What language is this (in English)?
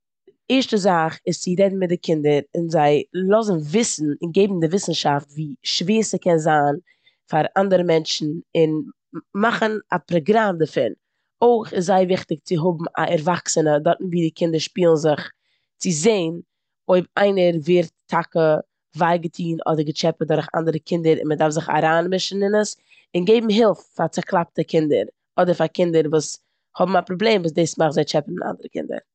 Yiddish